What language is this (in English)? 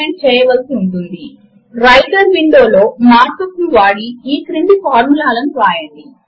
Telugu